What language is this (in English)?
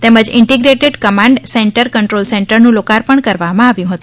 Gujarati